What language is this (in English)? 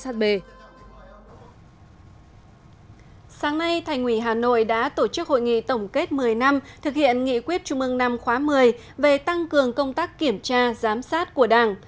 Vietnamese